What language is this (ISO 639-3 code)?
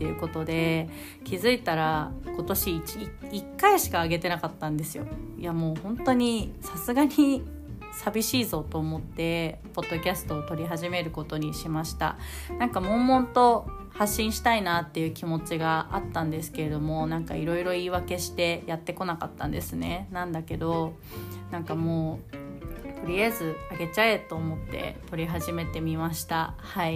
jpn